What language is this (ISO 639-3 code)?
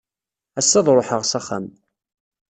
kab